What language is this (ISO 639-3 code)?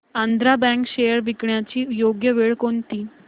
mar